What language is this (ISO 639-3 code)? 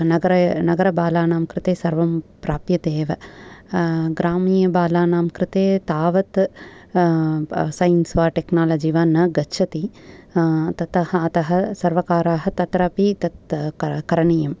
san